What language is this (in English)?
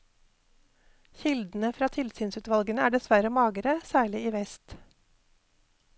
Norwegian